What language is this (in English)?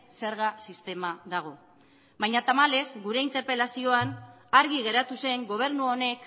Basque